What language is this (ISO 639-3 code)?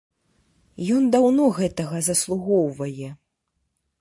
bel